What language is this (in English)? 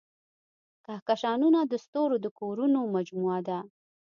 Pashto